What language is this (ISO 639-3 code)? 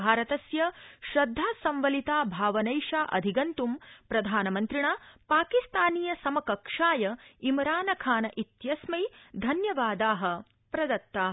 san